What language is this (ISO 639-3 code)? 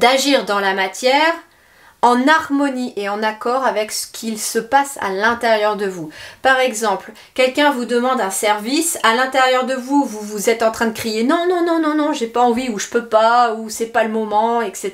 fra